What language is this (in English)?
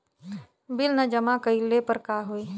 Bhojpuri